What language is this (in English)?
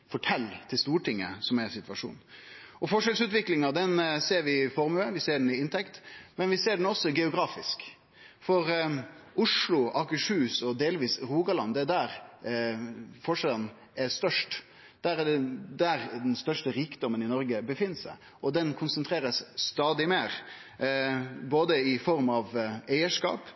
Norwegian Nynorsk